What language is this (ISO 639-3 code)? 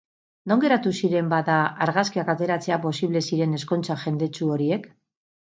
eus